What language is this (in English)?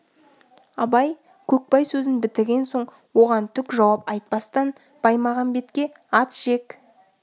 Kazakh